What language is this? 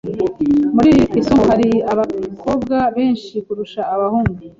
Kinyarwanda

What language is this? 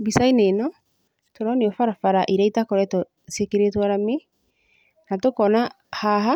Kikuyu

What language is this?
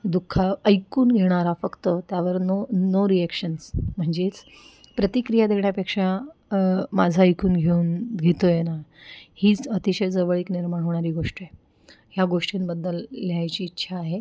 Marathi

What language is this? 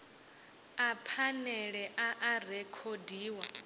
Venda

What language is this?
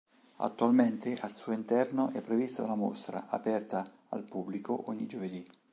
Italian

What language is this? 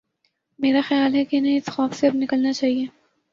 Urdu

